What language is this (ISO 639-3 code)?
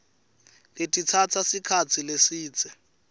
ssw